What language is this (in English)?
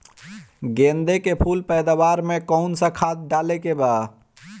Bhojpuri